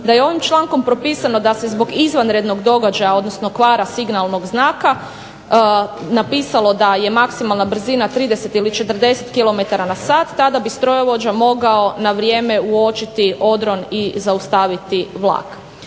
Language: Croatian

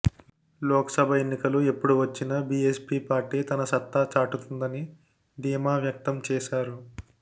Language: Telugu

